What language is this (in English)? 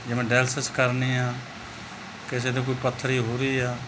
Punjabi